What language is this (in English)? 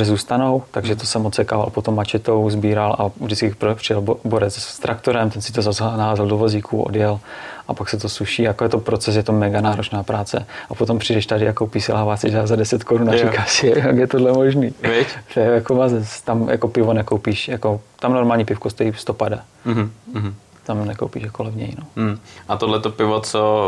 Czech